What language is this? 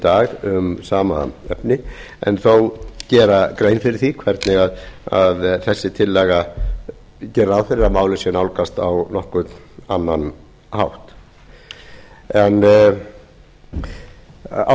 Icelandic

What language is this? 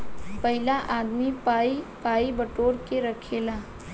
Bhojpuri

